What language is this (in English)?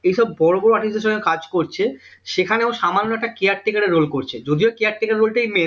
Bangla